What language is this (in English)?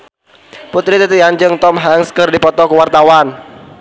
Sundanese